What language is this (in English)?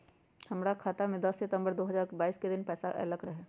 Magahi